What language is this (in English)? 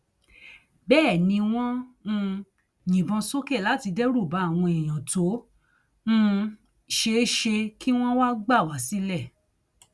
Yoruba